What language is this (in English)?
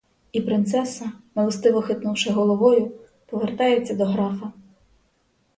Ukrainian